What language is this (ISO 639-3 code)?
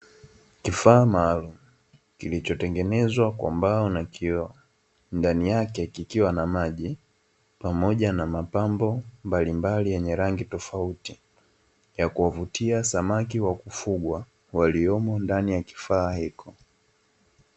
swa